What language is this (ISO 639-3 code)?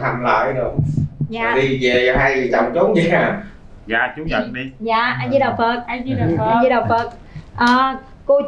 vie